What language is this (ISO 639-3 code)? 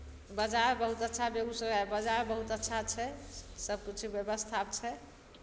mai